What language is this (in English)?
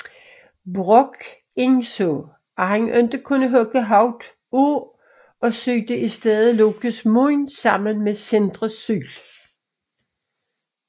Danish